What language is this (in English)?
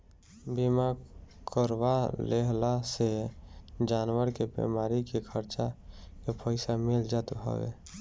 Bhojpuri